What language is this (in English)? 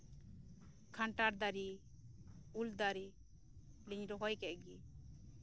Santali